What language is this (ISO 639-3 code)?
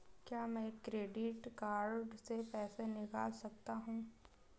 hin